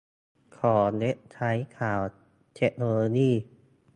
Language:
Thai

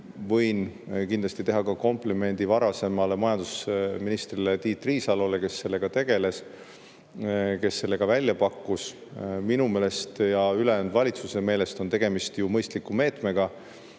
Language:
Estonian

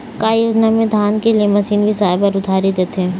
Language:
Chhattisgarhi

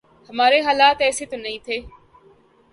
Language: Urdu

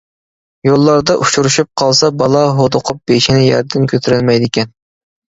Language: Uyghur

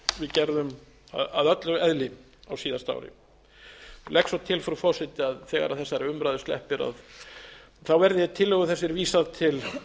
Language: Icelandic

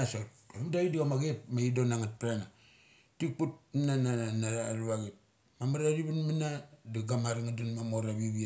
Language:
Mali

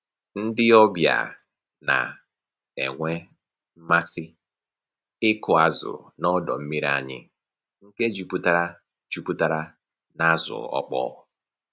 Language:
Igbo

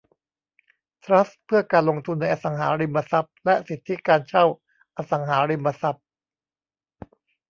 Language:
Thai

